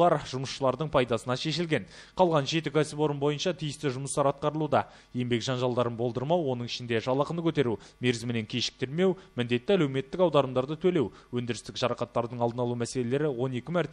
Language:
Turkish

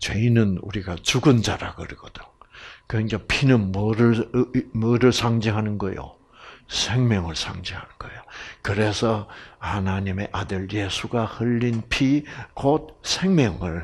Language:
Korean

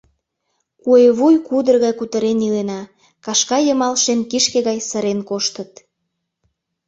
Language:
Mari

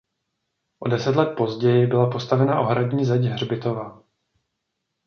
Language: Czech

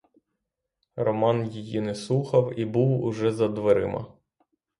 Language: Ukrainian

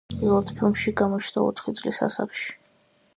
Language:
Georgian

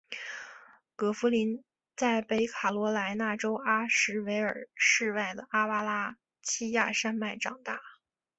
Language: Chinese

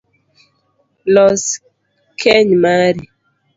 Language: Luo (Kenya and Tanzania)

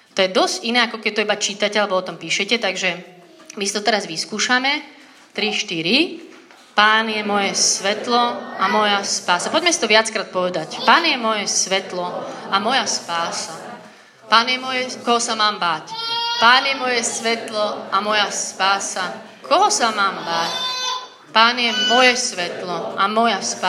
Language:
Slovak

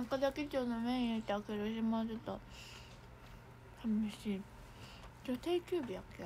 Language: Japanese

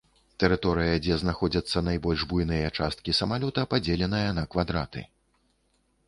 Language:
Belarusian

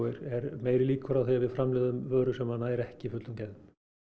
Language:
Icelandic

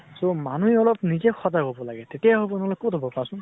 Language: Assamese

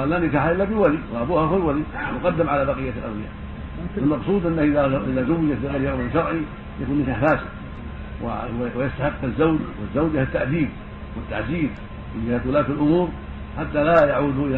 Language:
Arabic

